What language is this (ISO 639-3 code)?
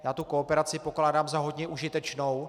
ces